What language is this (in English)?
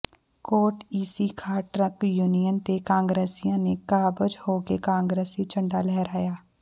Punjabi